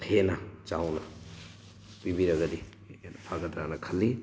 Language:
Manipuri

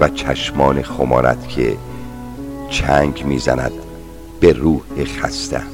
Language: Persian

